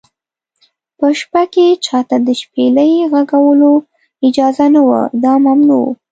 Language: Pashto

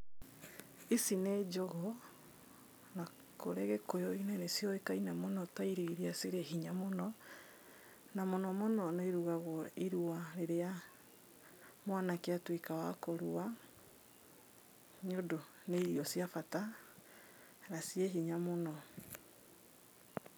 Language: Kikuyu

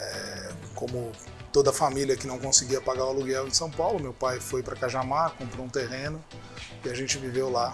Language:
Portuguese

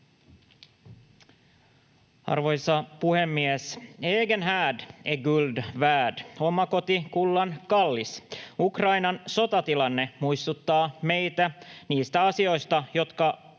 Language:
Finnish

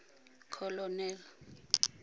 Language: Tswana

